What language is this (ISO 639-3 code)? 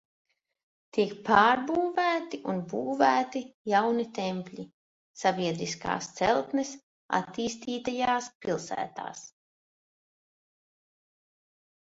lav